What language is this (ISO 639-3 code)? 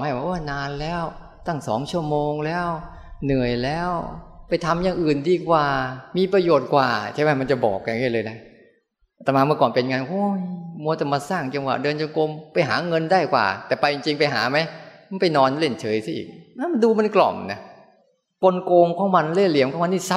tha